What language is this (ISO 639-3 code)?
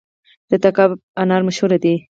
pus